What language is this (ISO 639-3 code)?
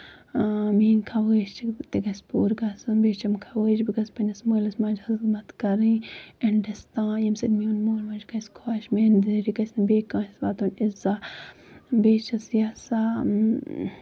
kas